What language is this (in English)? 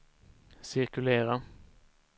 Swedish